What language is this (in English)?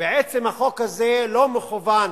Hebrew